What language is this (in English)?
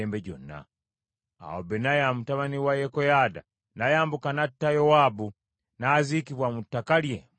Ganda